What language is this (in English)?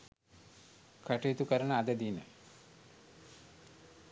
Sinhala